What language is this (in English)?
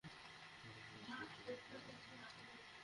Bangla